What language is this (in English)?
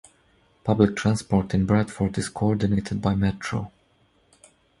English